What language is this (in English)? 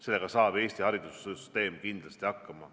Estonian